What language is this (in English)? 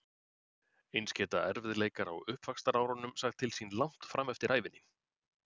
Icelandic